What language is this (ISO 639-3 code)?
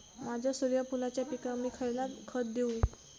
mar